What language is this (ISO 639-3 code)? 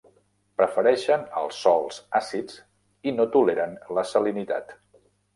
cat